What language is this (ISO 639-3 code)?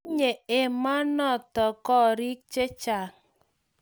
kln